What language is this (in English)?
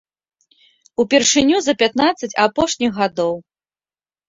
Belarusian